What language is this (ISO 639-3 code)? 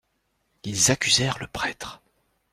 fra